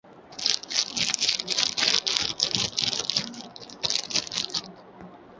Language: Swahili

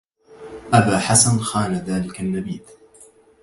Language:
Arabic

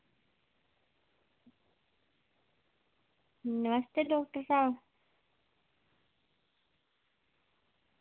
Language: Dogri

